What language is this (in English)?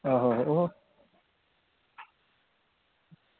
Dogri